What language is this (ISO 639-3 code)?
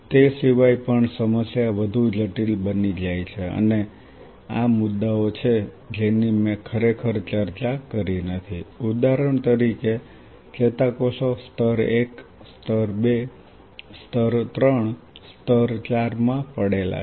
guj